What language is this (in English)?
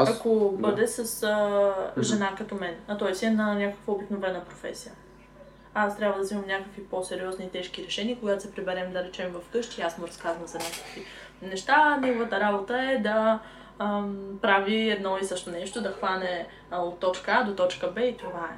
Bulgarian